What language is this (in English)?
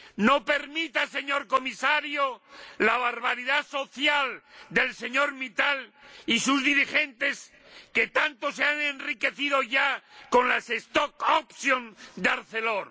Spanish